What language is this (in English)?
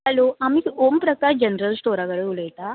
Konkani